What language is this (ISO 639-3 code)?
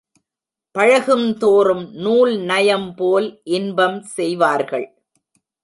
tam